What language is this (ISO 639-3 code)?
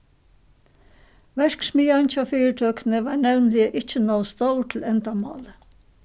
fao